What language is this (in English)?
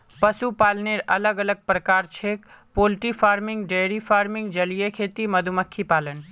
Magahi